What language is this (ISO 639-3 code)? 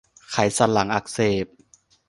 tha